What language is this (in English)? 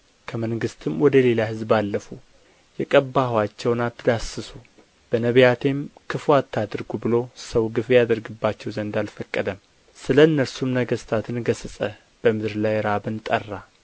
Amharic